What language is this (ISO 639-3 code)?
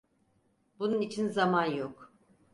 tur